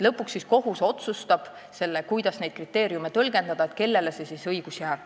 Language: Estonian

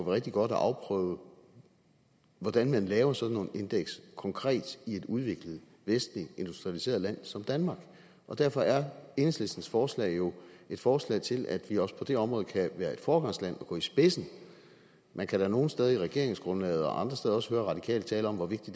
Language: Danish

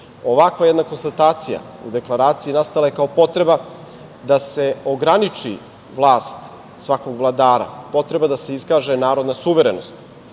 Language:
Serbian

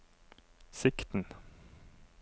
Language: Norwegian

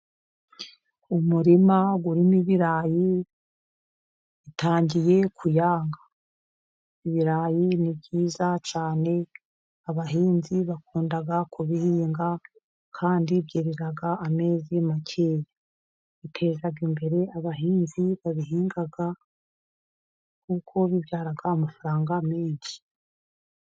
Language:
Kinyarwanda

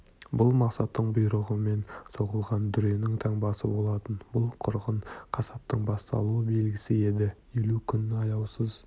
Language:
Kazakh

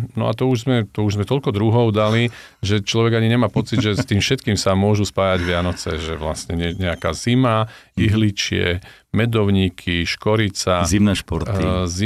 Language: Slovak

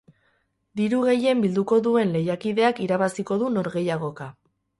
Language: Basque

